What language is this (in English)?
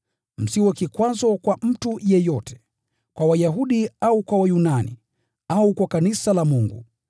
Swahili